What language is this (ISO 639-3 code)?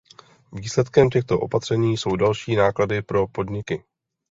ces